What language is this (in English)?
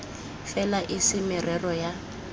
Tswana